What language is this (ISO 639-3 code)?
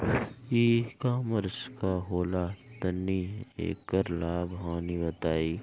bho